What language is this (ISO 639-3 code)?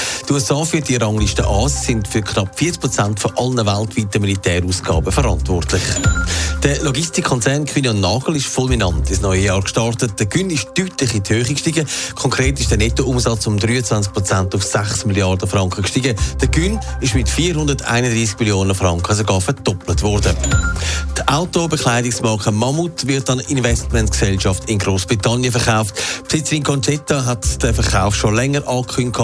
deu